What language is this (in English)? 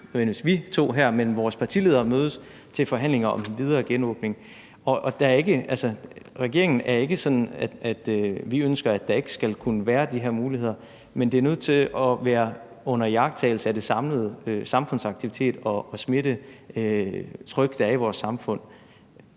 Danish